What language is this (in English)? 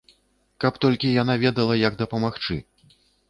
Belarusian